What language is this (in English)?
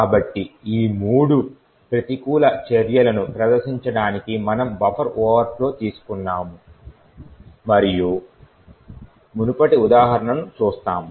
Telugu